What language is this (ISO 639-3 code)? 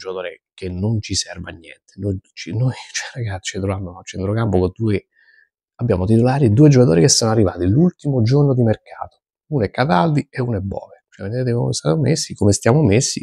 ita